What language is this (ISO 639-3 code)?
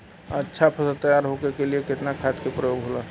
bho